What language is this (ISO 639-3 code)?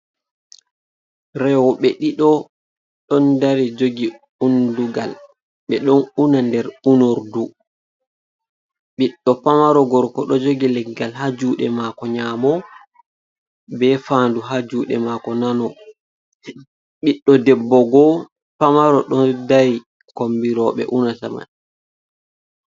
ful